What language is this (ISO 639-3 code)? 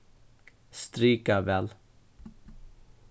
fao